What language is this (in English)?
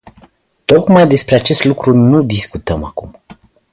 Romanian